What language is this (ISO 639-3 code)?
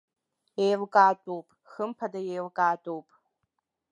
abk